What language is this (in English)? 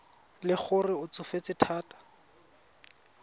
Tswana